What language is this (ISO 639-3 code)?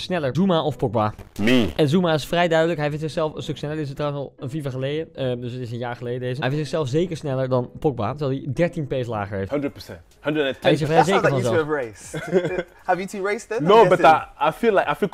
nld